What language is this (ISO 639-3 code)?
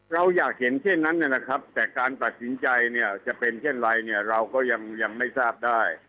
tha